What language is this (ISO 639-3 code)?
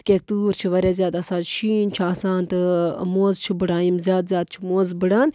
kas